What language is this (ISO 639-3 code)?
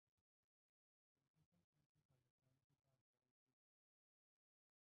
hin